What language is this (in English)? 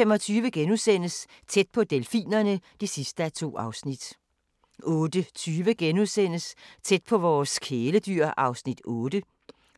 Danish